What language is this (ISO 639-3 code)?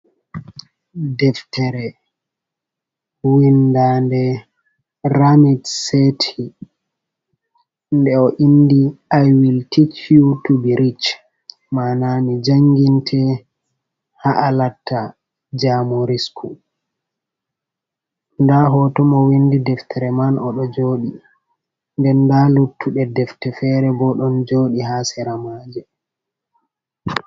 ful